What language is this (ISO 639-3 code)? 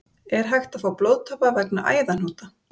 isl